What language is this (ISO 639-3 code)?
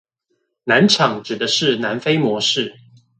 zho